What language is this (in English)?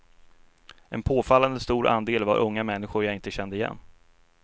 Swedish